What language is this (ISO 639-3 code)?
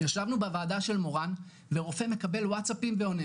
heb